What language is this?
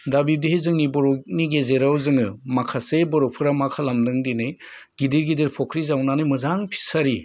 Bodo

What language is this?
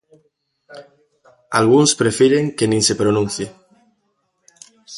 Galician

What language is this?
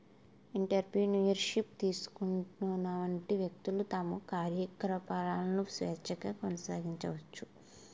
Telugu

